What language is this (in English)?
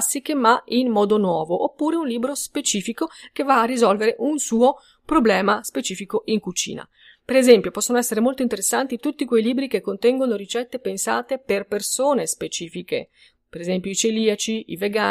Italian